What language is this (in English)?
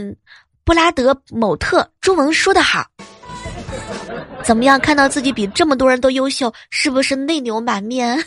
Chinese